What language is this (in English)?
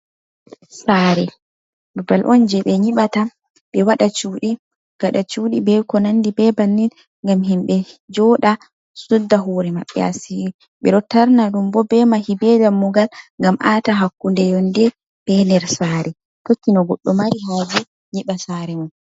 Fula